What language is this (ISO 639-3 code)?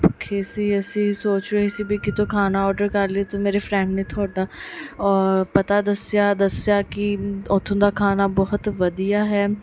pan